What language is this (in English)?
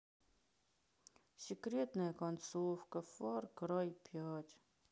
Russian